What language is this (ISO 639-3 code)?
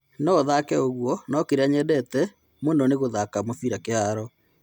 kik